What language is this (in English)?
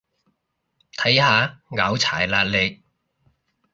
Cantonese